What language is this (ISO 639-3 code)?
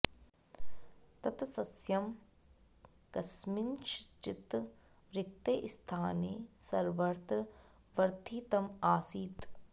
san